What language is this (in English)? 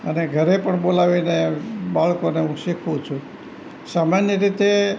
Gujarati